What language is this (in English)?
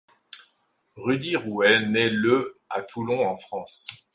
French